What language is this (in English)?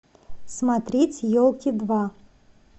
Russian